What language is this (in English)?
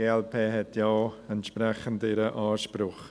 Swiss German